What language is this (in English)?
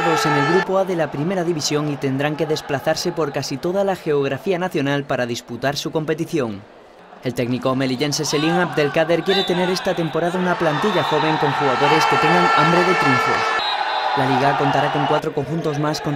Spanish